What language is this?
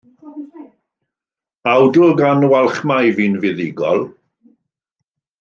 Welsh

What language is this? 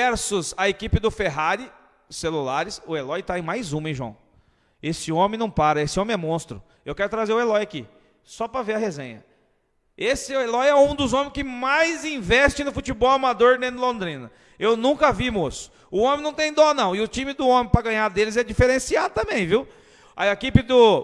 Portuguese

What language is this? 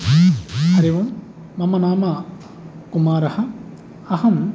Sanskrit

